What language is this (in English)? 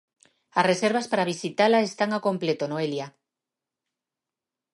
Galician